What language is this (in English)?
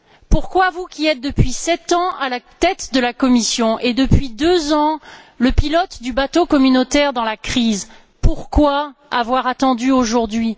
French